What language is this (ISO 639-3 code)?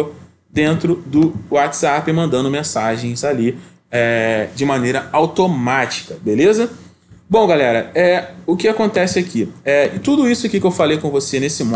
por